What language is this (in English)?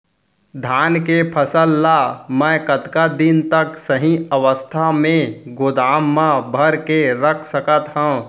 Chhattisgarhi